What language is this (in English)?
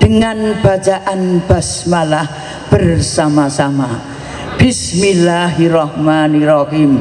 Indonesian